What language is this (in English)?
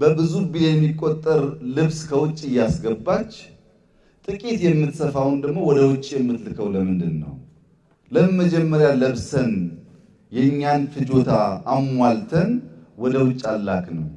Arabic